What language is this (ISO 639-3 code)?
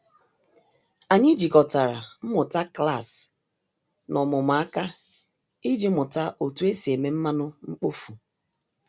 ibo